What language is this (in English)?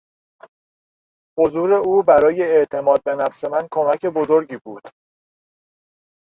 Persian